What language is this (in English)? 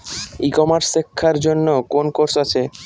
Bangla